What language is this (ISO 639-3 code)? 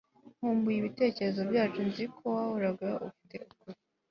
kin